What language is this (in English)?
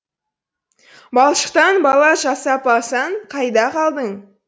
Kazakh